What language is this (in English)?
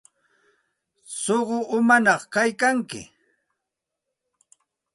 Santa Ana de Tusi Pasco Quechua